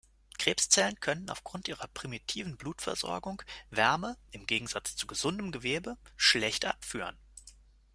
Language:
German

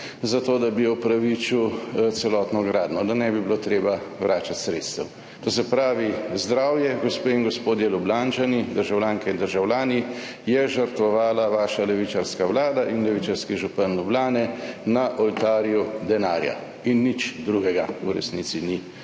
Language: Slovenian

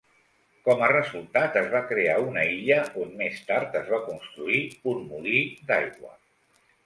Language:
Catalan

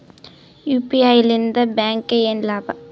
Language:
Kannada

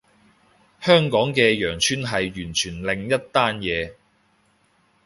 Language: Cantonese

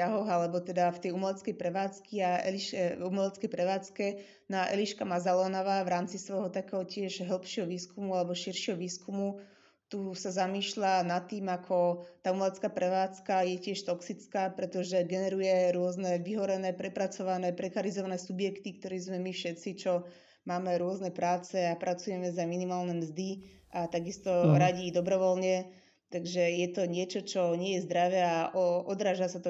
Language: Slovak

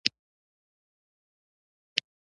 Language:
Pashto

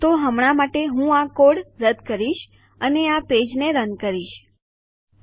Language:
Gujarati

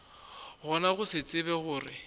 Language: Northern Sotho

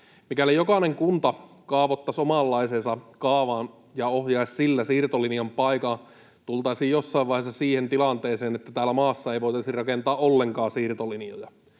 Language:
Finnish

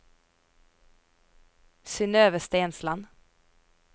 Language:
Norwegian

